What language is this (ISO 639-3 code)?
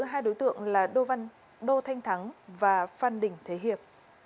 vie